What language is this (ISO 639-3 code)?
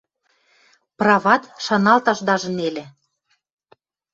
mrj